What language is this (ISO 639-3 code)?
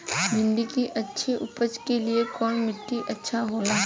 bho